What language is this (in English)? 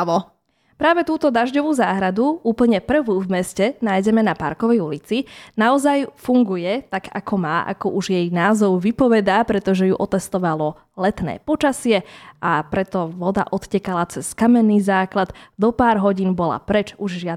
Slovak